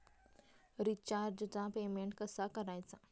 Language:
Marathi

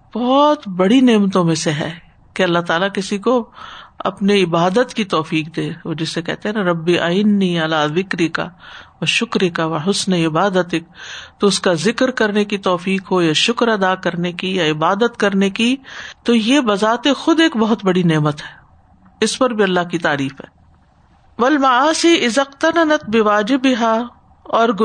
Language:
Urdu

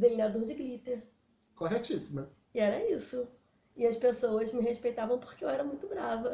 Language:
Portuguese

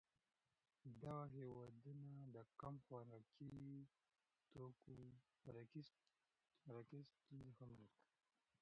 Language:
Pashto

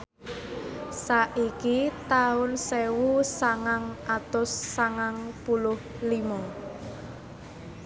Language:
Javanese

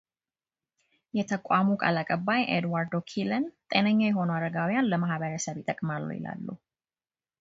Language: Amharic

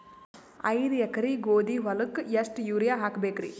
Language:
Kannada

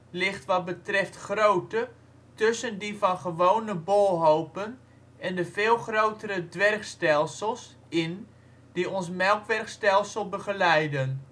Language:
Dutch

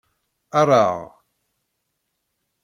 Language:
Kabyle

